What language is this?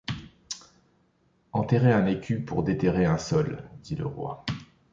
French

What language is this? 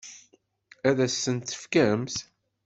Kabyle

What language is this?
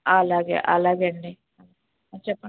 Telugu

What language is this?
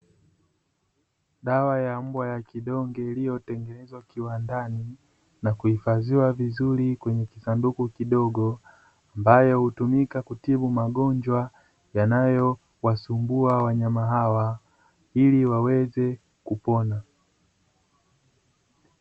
Swahili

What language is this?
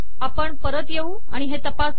Marathi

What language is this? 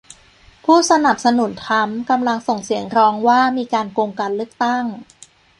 Thai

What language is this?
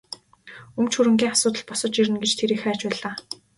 Mongolian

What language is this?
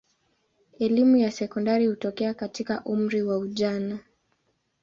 Swahili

